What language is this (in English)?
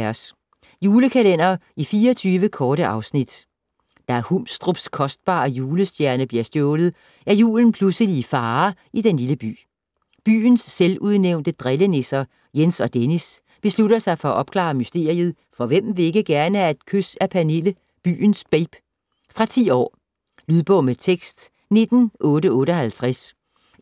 Danish